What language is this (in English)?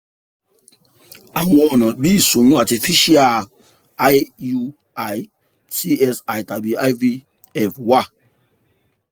Yoruba